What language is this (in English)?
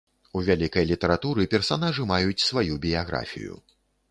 Belarusian